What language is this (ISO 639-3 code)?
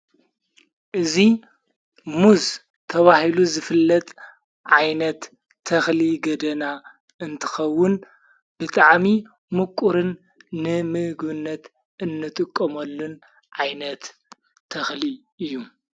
tir